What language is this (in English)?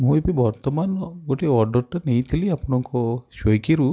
Odia